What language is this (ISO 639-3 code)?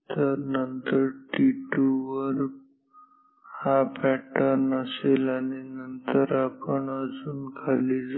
mar